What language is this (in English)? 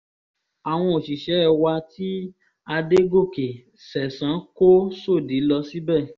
Yoruba